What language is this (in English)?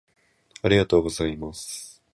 Japanese